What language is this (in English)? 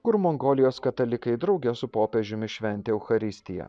Lithuanian